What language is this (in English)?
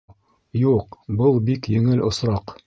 Bashkir